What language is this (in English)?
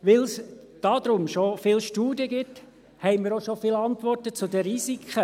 Swiss German